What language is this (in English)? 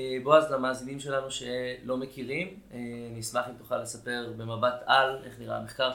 Hebrew